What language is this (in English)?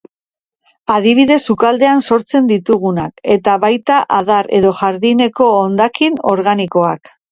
Basque